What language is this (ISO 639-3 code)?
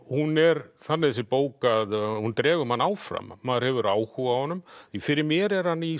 isl